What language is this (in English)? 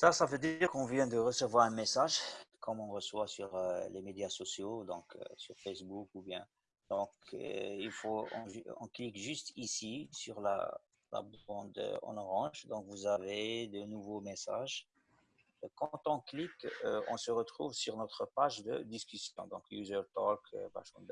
French